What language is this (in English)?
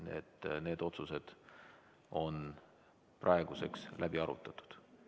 Estonian